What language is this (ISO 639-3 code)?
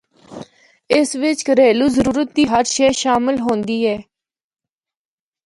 hno